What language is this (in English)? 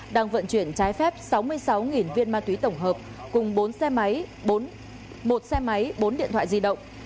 Vietnamese